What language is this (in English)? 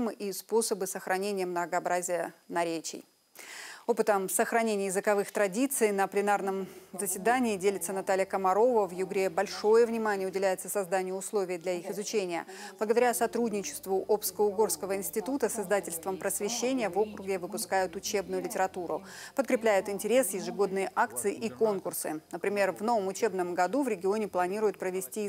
Russian